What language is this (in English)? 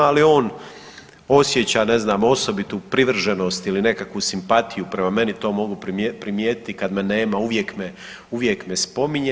Croatian